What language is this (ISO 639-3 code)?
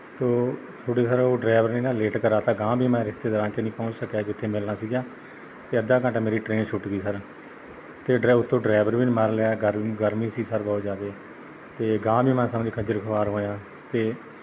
pan